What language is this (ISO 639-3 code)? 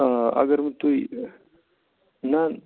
kas